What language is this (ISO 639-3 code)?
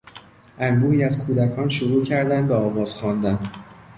fas